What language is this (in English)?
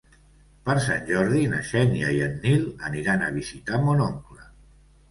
Catalan